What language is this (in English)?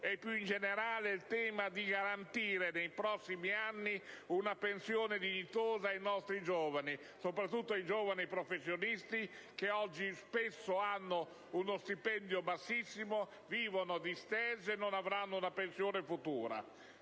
Italian